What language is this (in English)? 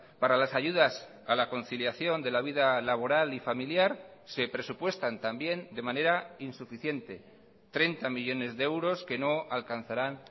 Spanish